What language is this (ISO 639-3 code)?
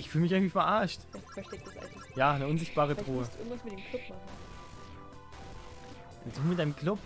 deu